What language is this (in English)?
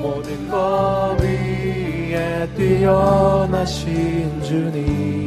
Korean